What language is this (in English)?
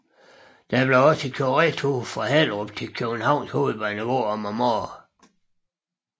Danish